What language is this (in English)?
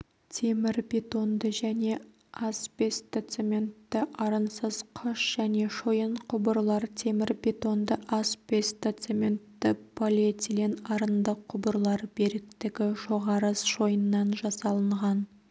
Kazakh